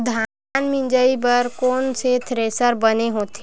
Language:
Chhattisgarhi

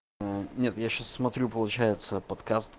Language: Russian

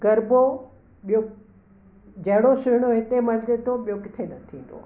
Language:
Sindhi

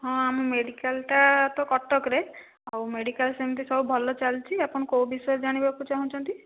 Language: Odia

